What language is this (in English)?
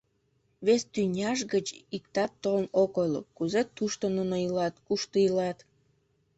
Mari